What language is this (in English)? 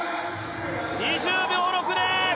Japanese